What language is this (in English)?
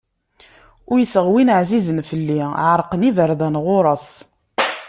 Kabyle